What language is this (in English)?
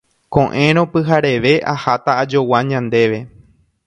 Guarani